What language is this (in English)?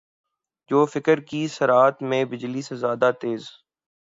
Urdu